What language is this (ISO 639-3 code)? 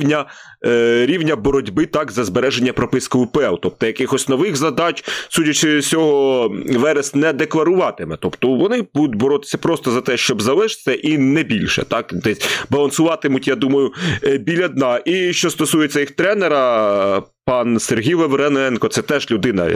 ukr